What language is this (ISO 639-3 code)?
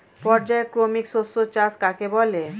ben